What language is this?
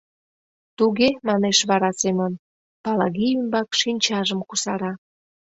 Mari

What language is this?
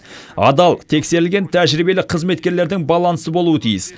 Kazakh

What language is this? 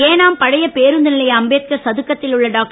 Tamil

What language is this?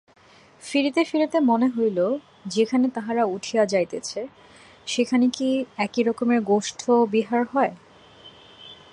Bangla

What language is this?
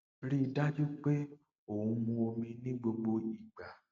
Yoruba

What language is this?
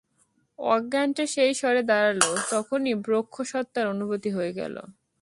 Bangla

